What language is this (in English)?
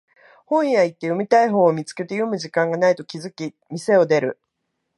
Japanese